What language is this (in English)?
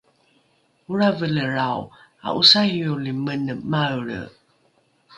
Rukai